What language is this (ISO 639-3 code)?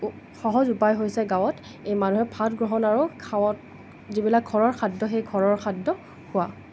asm